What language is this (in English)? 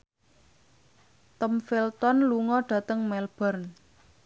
Javanese